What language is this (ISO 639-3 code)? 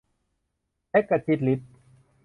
tha